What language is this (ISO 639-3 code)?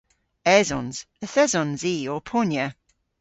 cor